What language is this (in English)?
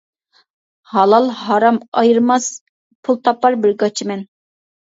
Uyghur